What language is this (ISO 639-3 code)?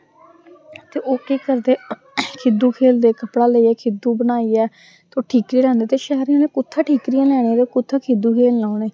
doi